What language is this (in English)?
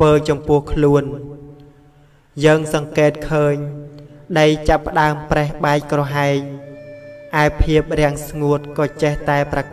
Vietnamese